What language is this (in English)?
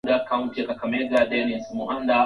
Swahili